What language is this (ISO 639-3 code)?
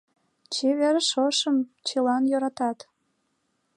chm